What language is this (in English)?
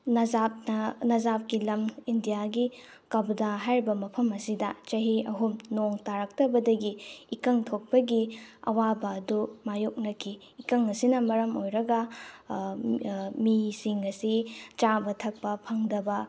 Manipuri